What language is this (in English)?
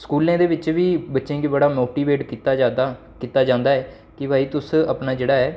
Dogri